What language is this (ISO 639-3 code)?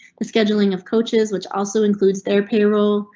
eng